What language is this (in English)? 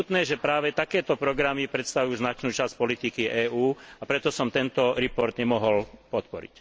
Slovak